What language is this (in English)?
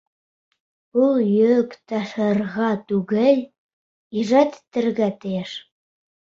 Bashkir